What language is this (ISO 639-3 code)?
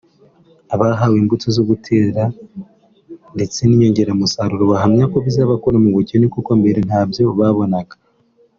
kin